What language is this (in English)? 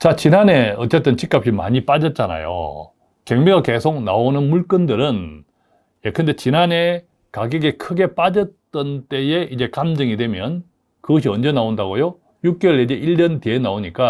Korean